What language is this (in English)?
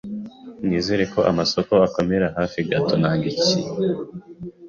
Kinyarwanda